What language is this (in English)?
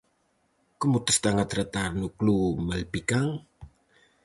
Galician